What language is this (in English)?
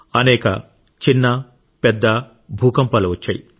Telugu